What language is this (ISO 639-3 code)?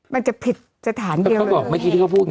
tha